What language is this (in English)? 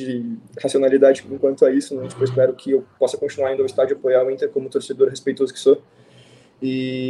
Portuguese